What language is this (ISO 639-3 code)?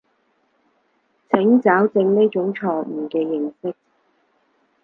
yue